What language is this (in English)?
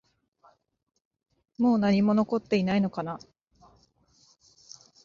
Japanese